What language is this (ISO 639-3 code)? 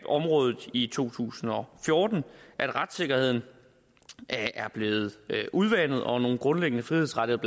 dan